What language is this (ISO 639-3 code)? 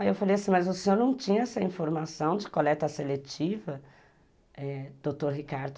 por